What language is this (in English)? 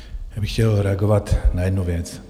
Czech